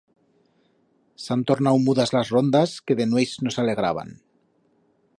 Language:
Aragonese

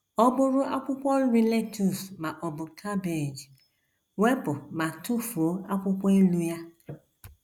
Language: Igbo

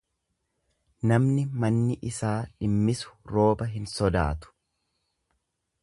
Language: Oromo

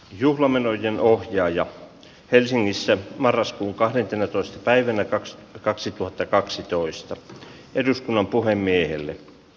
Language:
Finnish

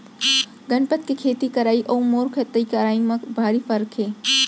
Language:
Chhattisgarhi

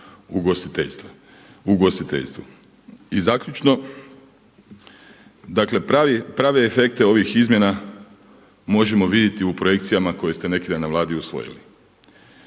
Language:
Croatian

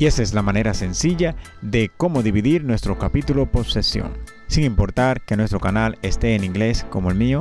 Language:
Spanish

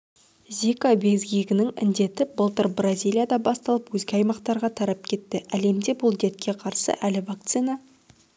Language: Kazakh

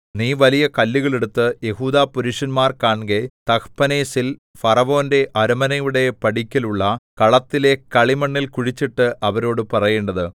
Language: Malayalam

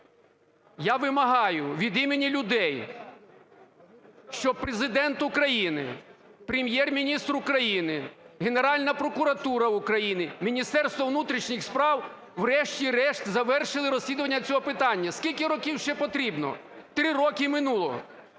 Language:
Ukrainian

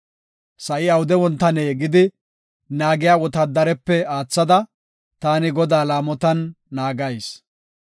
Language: Gofa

